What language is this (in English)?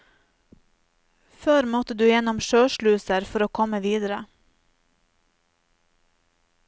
Norwegian